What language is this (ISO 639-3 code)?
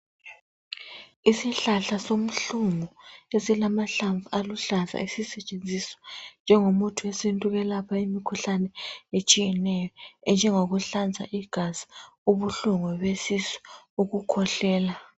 nde